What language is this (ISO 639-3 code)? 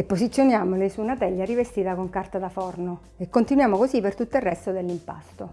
ita